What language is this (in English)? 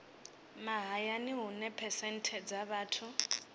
Venda